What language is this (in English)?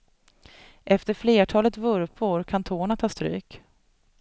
Swedish